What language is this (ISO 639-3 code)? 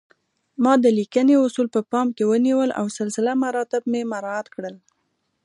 pus